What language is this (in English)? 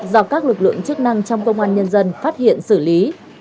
Vietnamese